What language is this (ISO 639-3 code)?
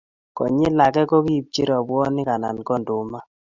kln